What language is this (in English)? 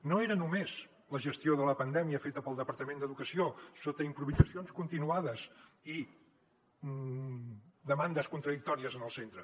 Catalan